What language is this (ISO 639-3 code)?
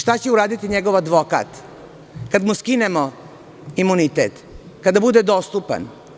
srp